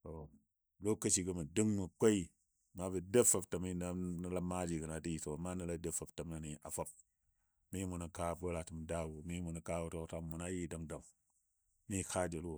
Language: Dadiya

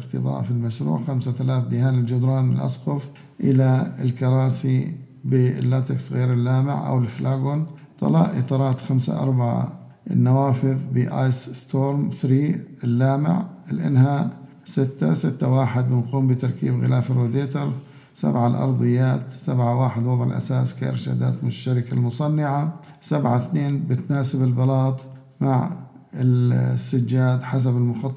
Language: Arabic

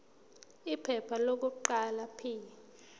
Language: Zulu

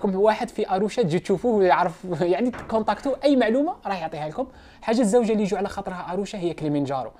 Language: Arabic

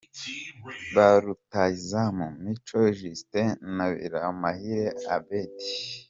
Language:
Kinyarwanda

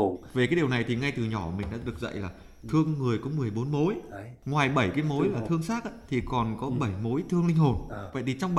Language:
Vietnamese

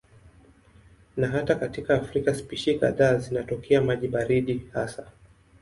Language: Swahili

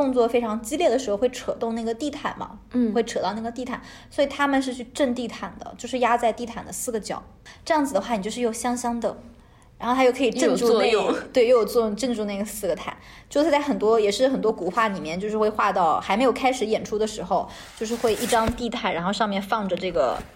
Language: Chinese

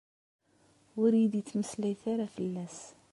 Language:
Kabyle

